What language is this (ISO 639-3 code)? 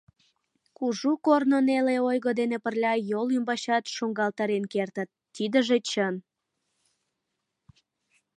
chm